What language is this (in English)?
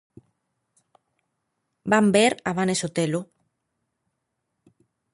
Galician